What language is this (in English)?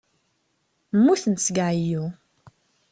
Kabyle